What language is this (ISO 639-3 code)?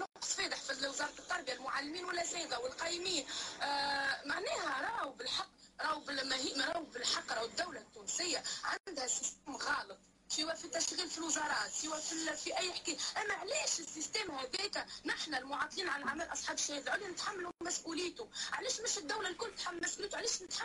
ara